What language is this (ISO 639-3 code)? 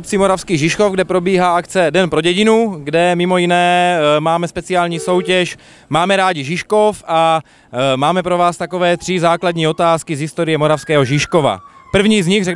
ces